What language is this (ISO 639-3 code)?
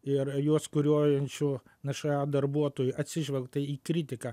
lit